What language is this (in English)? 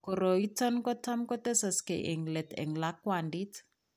Kalenjin